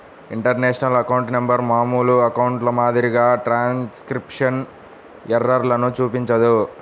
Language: Telugu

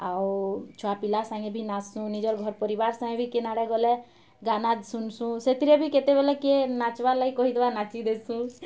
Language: Odia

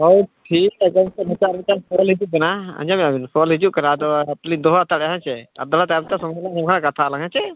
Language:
Santali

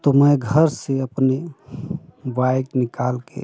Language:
Hindi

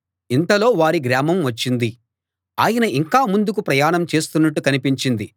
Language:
Telugu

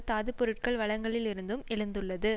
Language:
Tamil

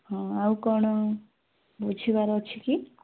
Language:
Odia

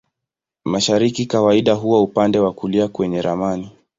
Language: Swahili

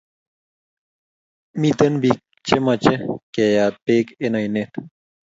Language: Kalenjin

